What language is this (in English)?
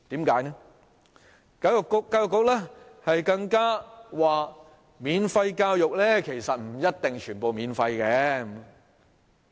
Cantonese